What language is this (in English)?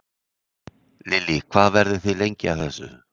Icelandic